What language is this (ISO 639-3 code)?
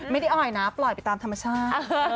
tha